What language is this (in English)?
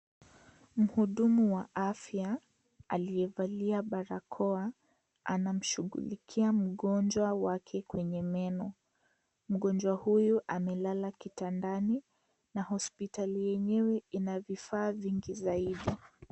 Swahili